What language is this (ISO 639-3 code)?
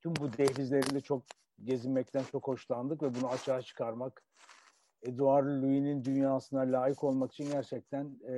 tur